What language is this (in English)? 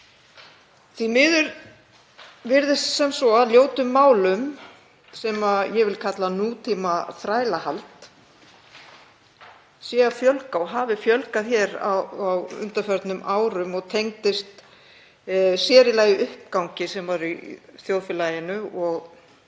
Icelandic